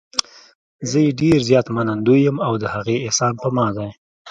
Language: Pashto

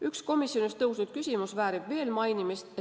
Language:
Estonian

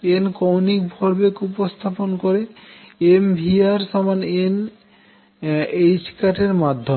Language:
Bangla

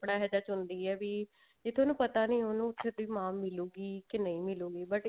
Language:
Punjabi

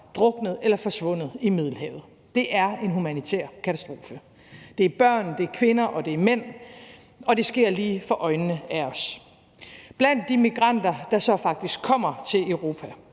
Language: Danish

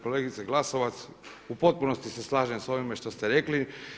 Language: Croatian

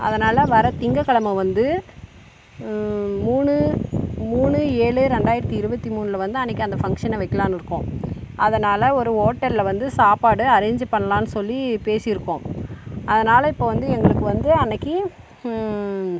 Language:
Tamil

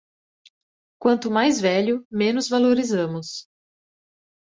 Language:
Portuguese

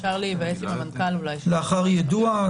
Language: Hebrew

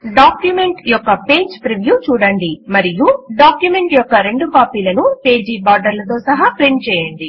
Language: Telugu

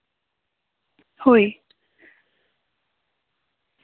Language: Santali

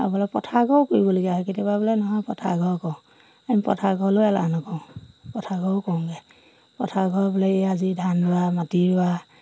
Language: Assamese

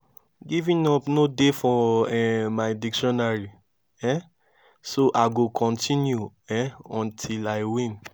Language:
Nigerian Pidgin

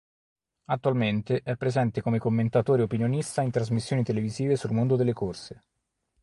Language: Italian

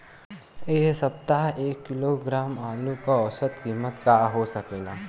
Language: Bhojpuri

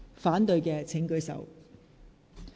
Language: Cantonese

